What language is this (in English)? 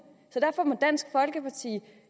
Danish